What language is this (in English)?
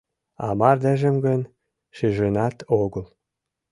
Mari